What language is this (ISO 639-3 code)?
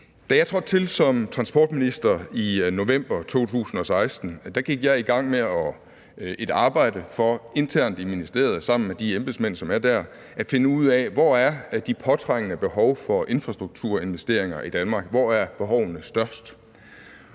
dan